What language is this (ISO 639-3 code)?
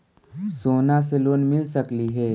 mag